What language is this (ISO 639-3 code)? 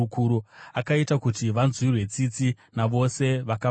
sna